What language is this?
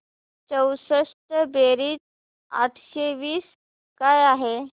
Marathi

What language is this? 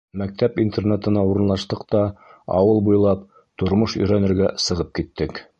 Bashkir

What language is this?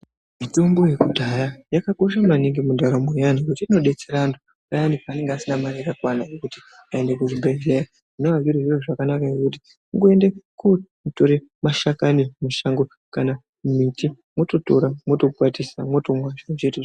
Ndau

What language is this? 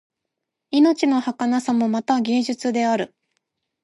Japanese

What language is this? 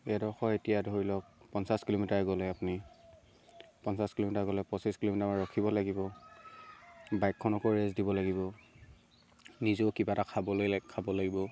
Assamese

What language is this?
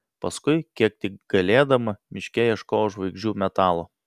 Lithuanian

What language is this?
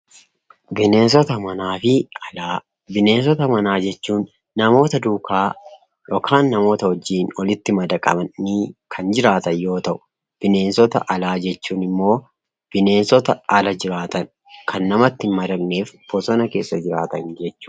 Oromo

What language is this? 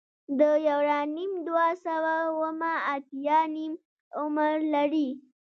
Pashto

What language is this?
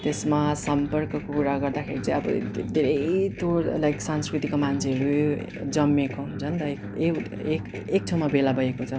Nepali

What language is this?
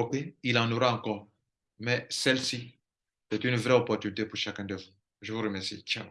French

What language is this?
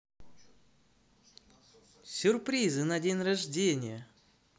Russian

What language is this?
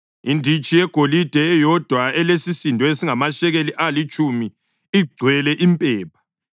North Ndebele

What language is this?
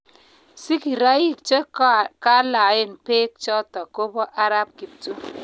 Kalenjin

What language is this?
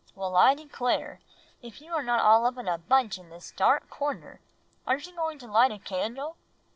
English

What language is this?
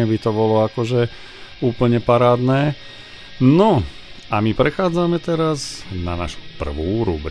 Slovak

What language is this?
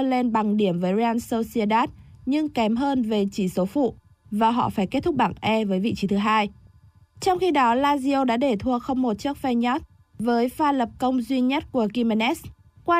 Vietnamese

